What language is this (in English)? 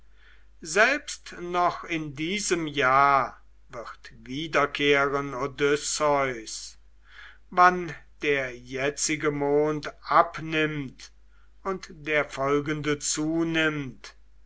German